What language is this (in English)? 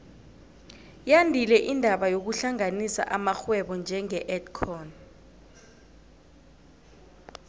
South Ndebele